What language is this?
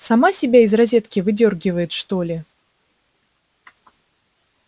Russian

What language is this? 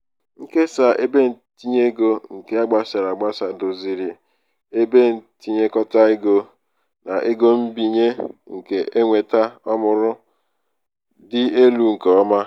Igbo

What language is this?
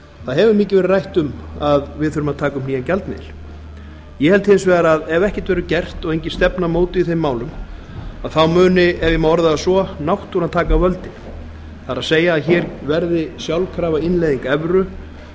Icelandic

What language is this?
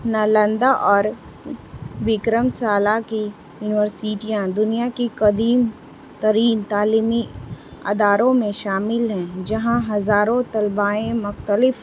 Urdu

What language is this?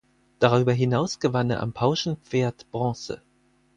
German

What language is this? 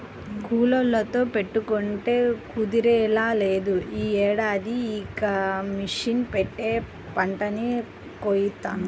Telugu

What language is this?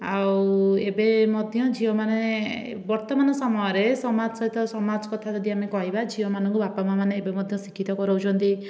Odia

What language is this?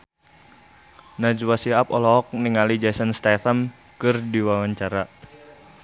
Sundanese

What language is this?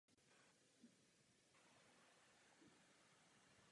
Czech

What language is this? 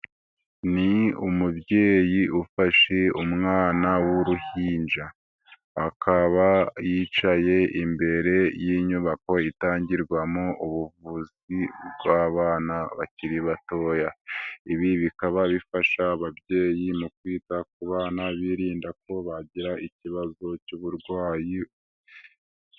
Kinyarwanda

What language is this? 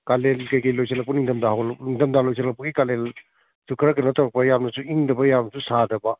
Manipuri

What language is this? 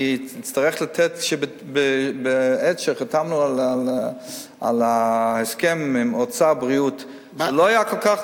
Hebrew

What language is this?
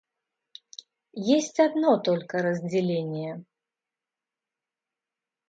Russian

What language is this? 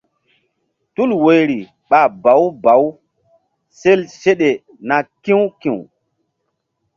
Mbum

